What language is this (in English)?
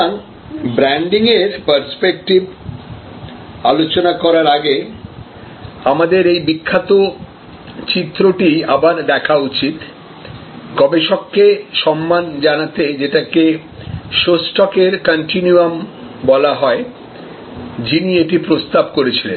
Bangla